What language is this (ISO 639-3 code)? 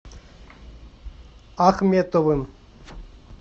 rus